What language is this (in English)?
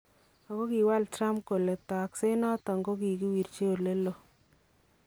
Kalenjin